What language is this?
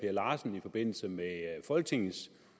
Danish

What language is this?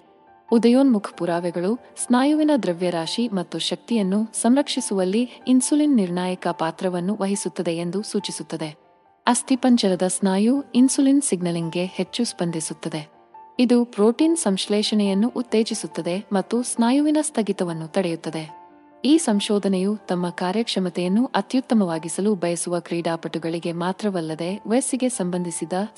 Kannada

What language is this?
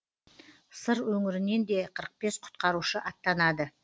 Kazakh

